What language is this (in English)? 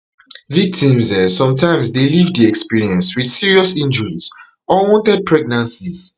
Nigerian Pidgin